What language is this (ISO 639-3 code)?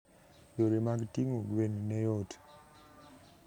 luo